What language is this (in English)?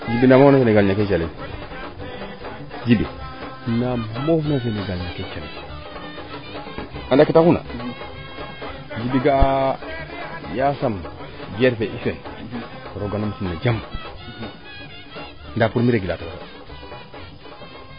Serer